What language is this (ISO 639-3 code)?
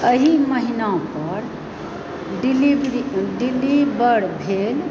mai